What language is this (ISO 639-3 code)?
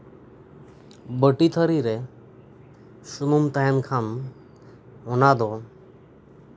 sat